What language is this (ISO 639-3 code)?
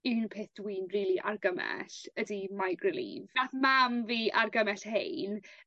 cym